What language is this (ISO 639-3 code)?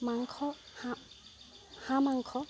asm